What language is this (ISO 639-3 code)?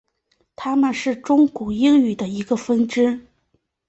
zho